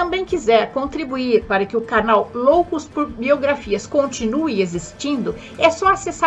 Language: Portuguese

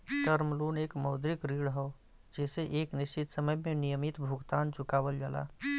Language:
Bhojpuri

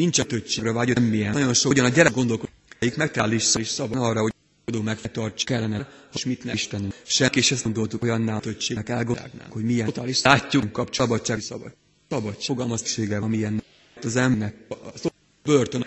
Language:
Hungarian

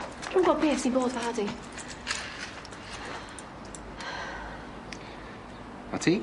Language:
Welsh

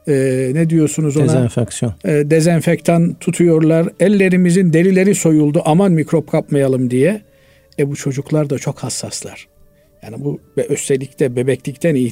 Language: Turkish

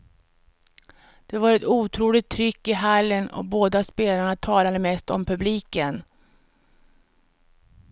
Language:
Swedish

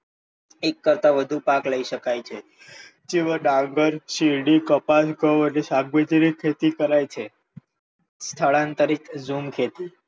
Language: Gujarati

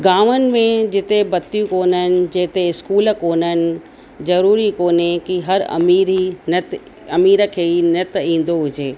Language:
Sindhi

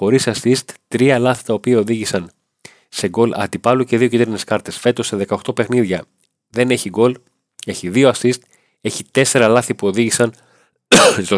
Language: Greek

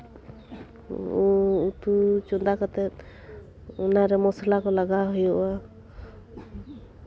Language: Santali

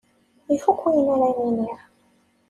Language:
Kabyle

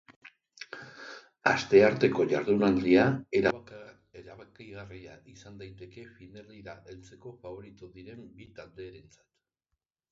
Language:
Basque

